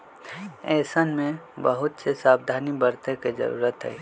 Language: Magahi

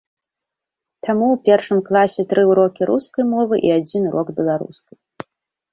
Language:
Belarusian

